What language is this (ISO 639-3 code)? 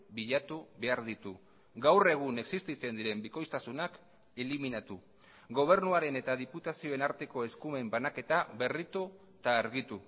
eus